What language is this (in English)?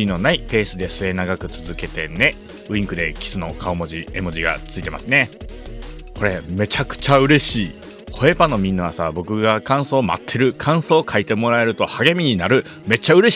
Japanese